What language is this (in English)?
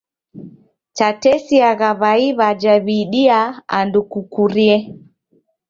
Taita